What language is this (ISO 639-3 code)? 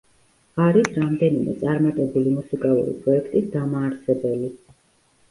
kat